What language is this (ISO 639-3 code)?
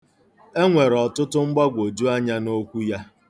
ibo